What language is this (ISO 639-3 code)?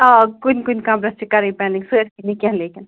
kas